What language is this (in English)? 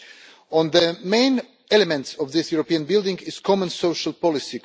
English